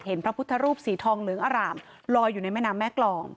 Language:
Thai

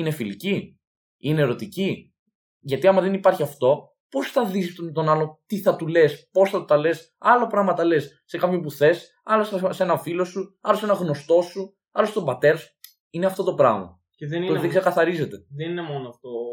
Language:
Greek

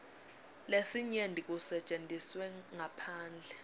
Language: Swati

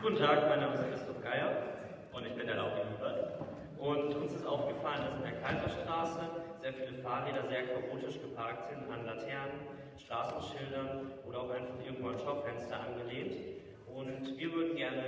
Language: German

